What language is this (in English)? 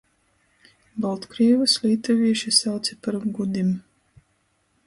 Latgalian